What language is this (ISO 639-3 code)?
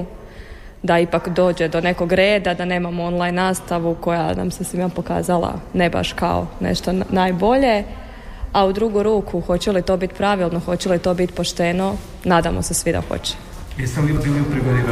hrv